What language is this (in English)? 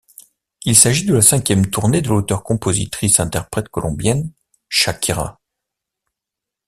French